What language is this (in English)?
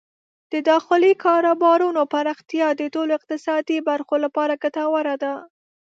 Pashto